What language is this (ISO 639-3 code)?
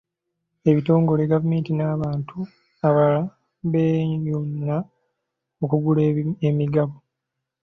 lug